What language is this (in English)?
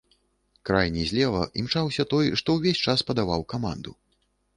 Belarusian